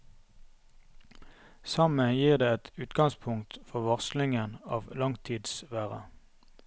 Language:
Norwegian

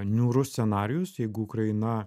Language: Lithuanian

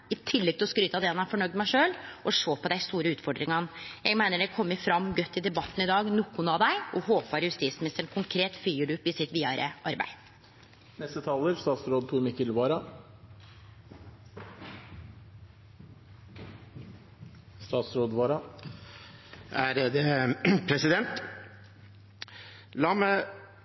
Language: Norwegian Nynorsk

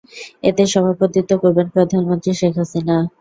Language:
Bangla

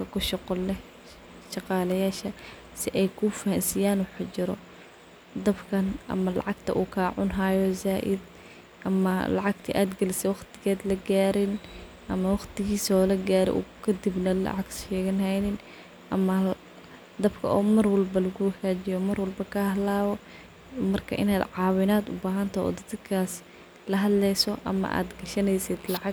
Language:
Somali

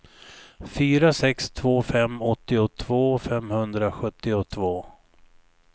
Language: Swedish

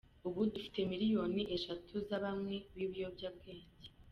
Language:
Kinyarwanda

